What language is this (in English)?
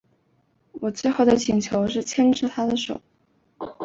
Chinese